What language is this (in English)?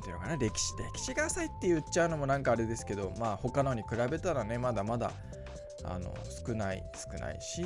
Japanese